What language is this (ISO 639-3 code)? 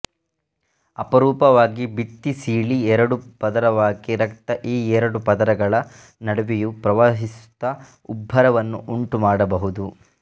kan